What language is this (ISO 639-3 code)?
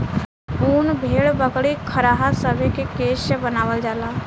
bho